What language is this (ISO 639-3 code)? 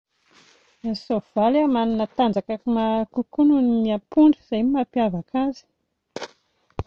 mlg